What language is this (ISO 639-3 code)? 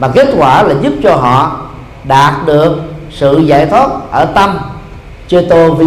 vie